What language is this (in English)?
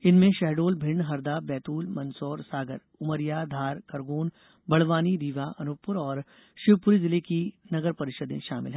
Hindi